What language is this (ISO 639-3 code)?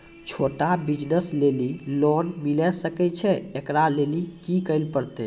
mai